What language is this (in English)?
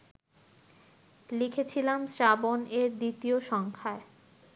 Bangla